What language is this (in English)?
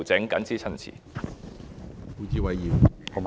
Cantonese